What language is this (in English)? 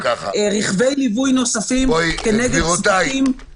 Hebrew